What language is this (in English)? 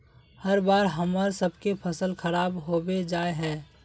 Magahi